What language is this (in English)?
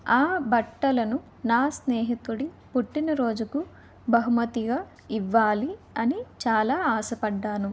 Telugu